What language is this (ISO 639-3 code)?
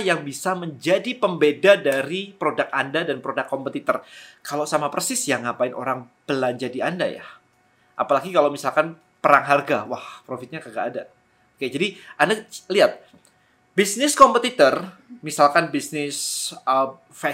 ind